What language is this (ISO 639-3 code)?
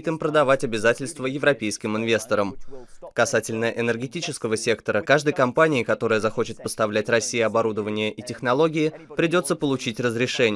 rus